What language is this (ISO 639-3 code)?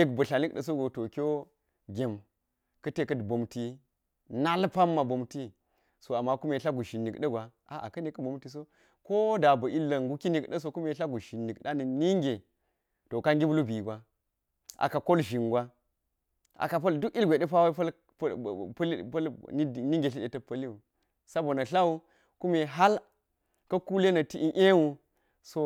gyz